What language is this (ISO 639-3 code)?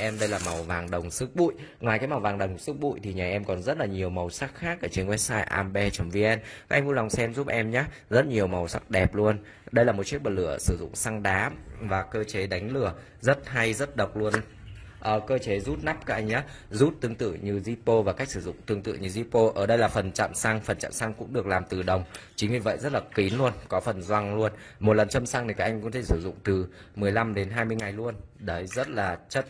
vie